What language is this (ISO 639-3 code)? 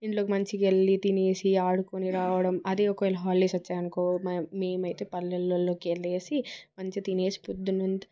tel